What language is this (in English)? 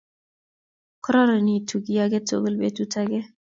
Kalenjin